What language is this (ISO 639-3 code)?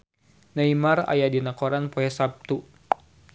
sun